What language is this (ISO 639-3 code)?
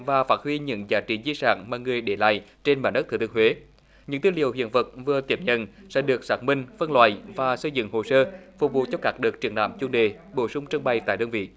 vie